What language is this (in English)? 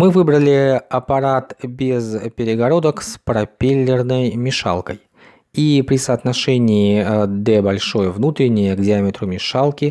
Russian